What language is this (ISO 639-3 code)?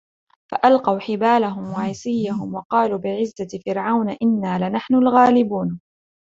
ara